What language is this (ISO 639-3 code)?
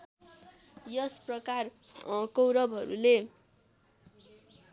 nep